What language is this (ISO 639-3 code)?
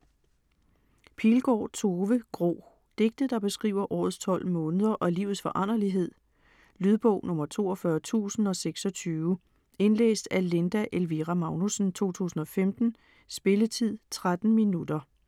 dan